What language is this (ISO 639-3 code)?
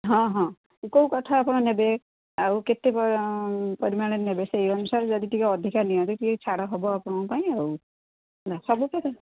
ori